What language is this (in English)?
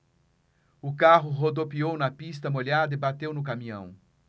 Portuguese